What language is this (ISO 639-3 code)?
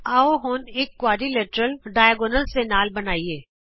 pan